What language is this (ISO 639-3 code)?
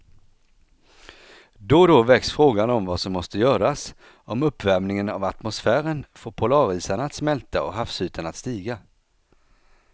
swe